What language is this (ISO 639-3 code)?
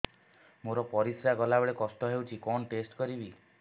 ori